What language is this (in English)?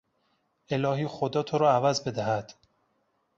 Persian